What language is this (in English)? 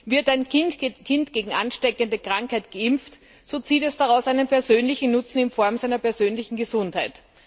German